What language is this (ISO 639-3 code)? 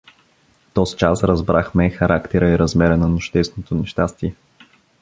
bul